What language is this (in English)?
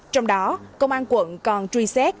Vietnamese